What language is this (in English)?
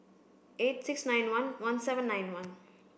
English